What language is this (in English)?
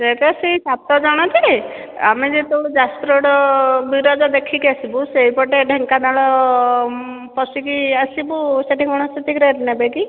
Odia